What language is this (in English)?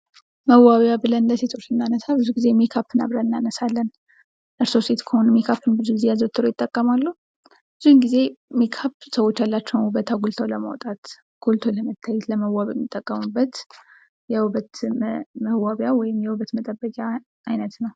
Amharic